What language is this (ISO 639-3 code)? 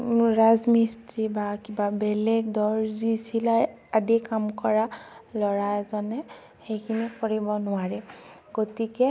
asm